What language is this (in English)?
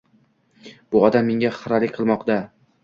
Uzbek